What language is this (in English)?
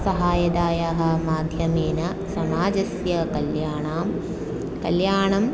Sanskrit